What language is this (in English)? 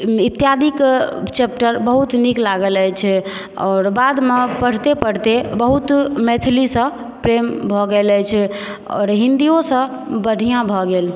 Maithili